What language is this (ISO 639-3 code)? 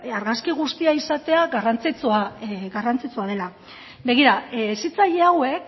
eus